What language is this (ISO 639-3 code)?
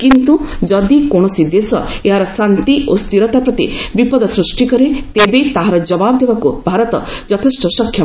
ori